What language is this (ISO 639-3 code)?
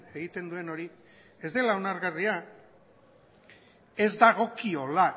eus